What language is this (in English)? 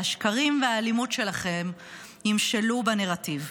Hebrew